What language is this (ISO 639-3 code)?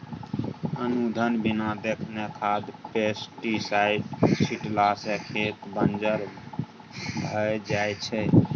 mai